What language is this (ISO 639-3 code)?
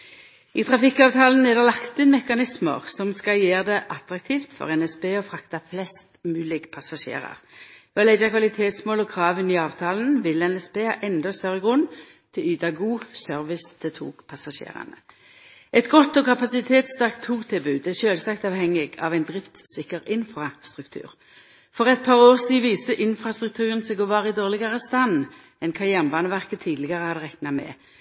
nno